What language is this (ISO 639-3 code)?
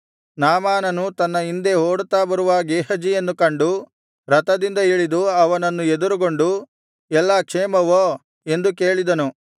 kan